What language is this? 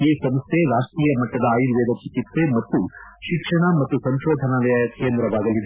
Kannada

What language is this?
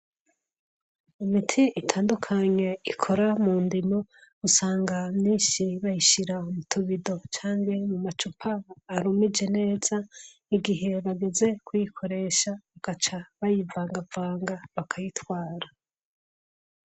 Rundi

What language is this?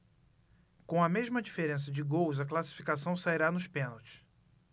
Portuguese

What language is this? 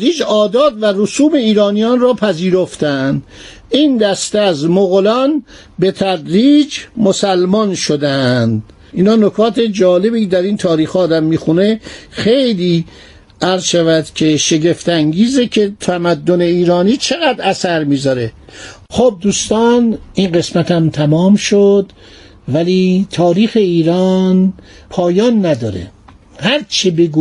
Persian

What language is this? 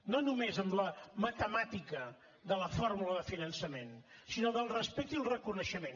Catalan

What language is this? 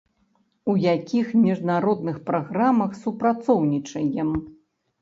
Belarusian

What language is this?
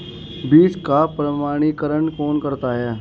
Hindi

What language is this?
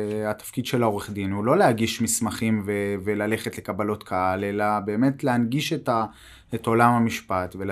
Hebrew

